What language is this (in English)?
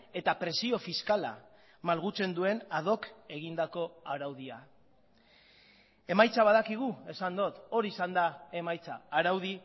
Basque